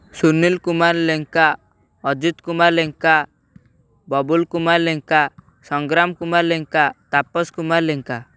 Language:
Odia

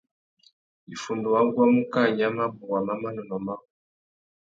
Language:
Tuki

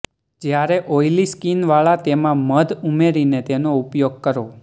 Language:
Gujarati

